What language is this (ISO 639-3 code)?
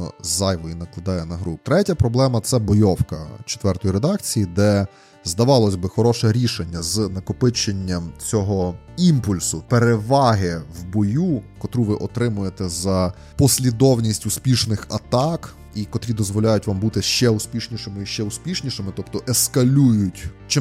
ukr